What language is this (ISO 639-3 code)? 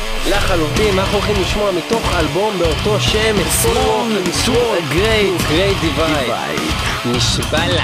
heb